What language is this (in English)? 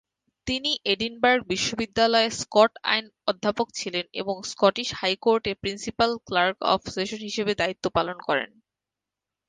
Bangla